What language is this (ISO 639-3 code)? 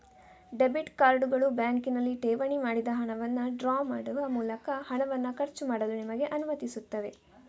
kan